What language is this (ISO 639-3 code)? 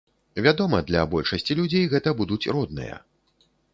bel